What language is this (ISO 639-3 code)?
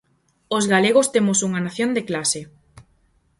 glg